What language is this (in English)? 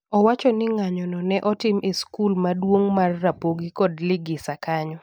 Luo (Kenya and Tanzania)